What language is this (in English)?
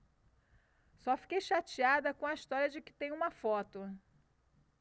Portuguese